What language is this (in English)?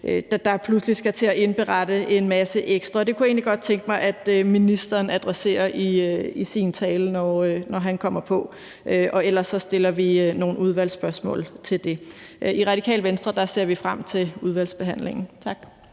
Danish